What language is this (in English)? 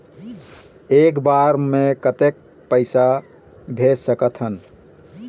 Chhattisgarhi